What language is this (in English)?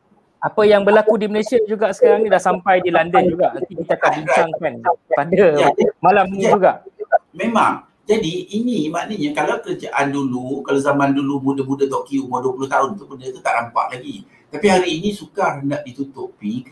Malay